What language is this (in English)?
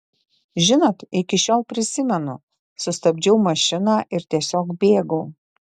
Lithuanian